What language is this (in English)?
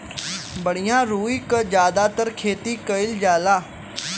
Bhojpuri